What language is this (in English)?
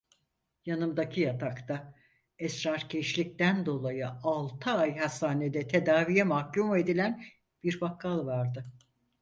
Turkish